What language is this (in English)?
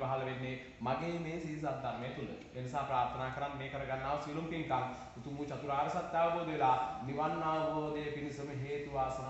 Arabic